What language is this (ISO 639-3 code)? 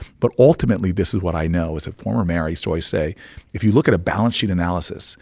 eng